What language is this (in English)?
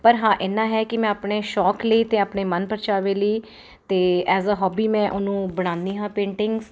Punjabi